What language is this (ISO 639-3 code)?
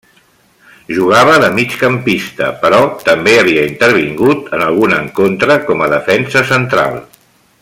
cat